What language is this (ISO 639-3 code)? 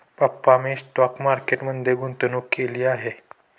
mar